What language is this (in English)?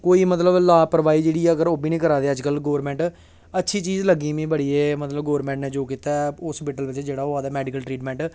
Dogri